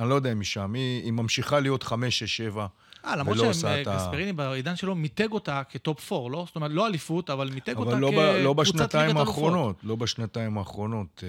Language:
Hebrew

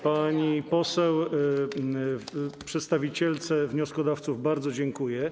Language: Polish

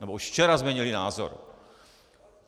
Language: Czech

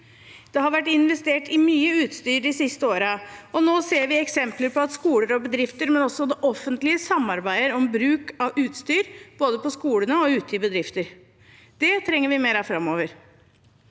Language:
Norwegian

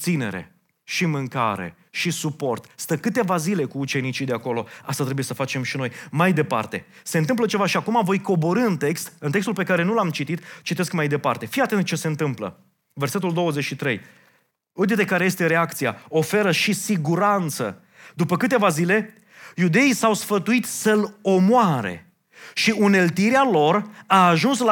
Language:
Romanian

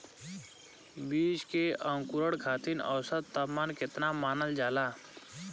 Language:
Bhojpuri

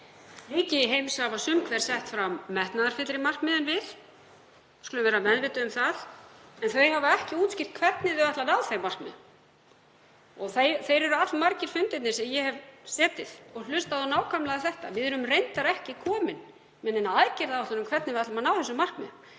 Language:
Icelandic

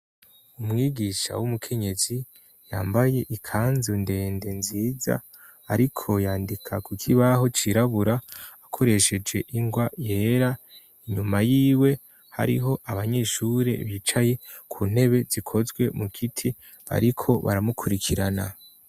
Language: Rundi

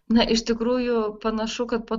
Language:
Lithuanian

